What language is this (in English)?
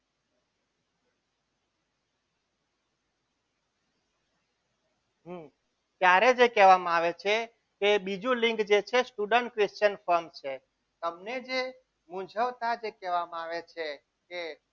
Gujarati